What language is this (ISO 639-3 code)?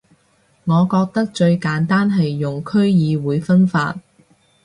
yue